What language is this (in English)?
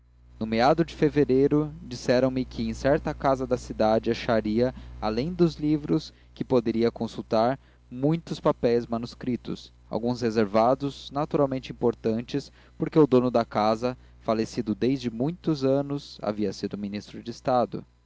Portuguese